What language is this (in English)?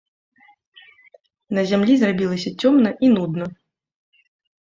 Belarusian